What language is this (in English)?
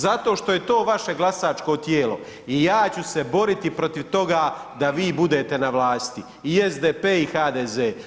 Croatian